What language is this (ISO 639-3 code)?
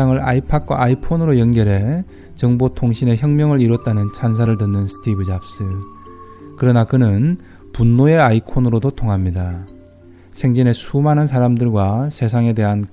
kor